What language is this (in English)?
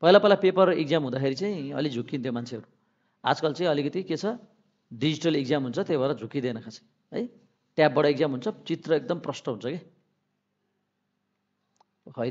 Korean